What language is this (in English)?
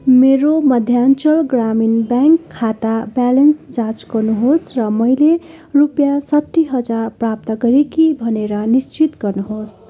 Nepali